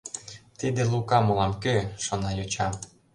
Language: Mari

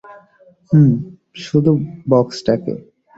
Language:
Bangla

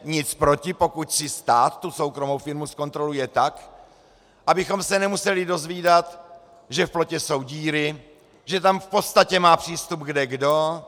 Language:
Czech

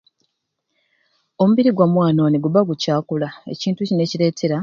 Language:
Ruuli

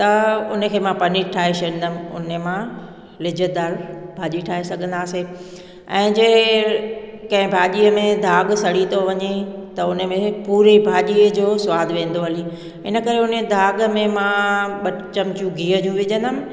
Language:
Sindhi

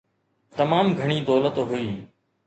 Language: Sindhi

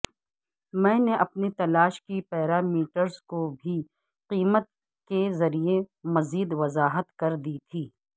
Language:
Urdu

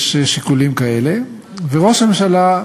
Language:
Hebrew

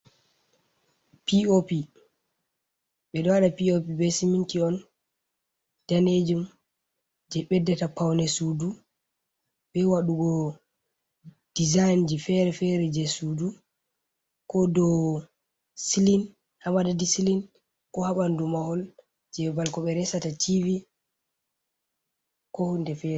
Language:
Fula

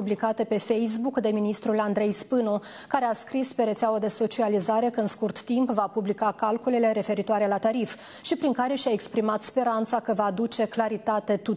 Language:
Romanian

